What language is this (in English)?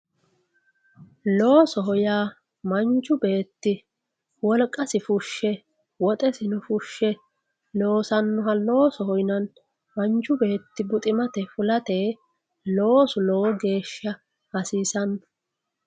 Sidamo